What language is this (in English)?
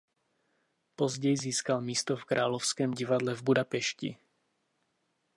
Czech